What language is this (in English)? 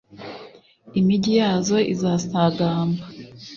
Kinyarwanda